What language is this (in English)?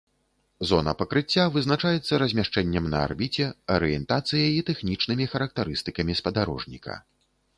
Belarusian